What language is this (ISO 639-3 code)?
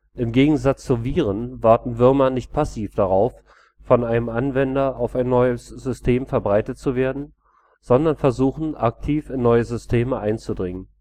deu